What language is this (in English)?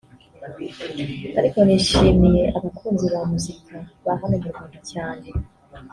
Kinyarwanda